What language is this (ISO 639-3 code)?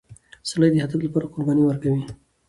pus